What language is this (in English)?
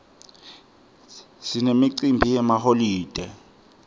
Swati